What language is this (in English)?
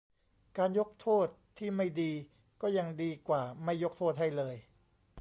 Thai